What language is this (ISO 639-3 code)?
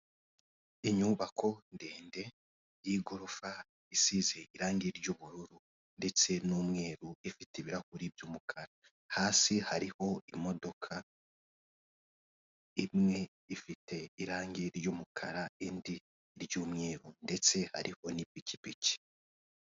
kin